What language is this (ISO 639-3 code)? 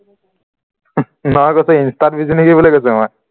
asm